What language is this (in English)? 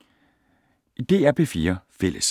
Danish